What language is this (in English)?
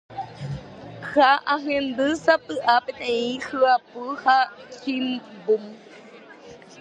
Guarani